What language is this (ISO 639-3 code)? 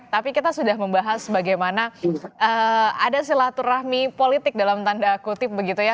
ind